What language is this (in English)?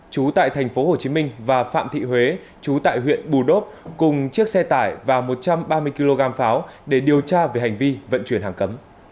Vietnamese